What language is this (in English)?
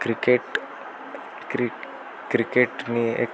Gujarati